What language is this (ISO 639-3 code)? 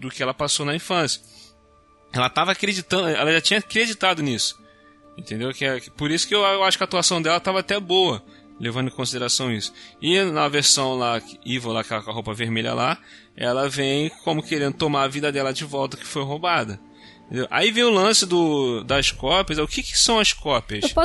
por